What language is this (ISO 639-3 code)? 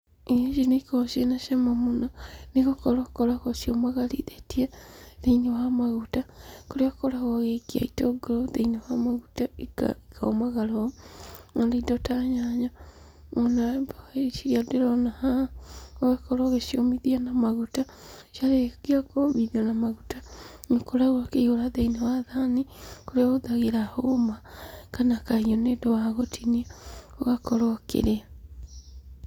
kik